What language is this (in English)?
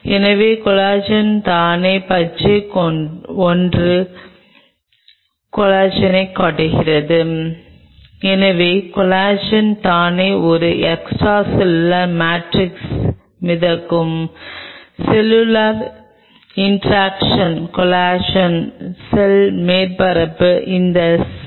Tamil